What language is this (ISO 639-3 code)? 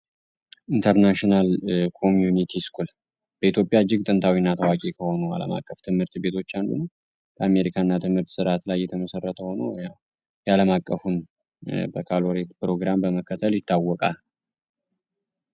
amh